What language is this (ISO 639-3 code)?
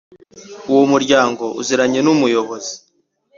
kin